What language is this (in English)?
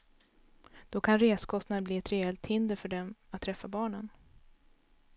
Swedish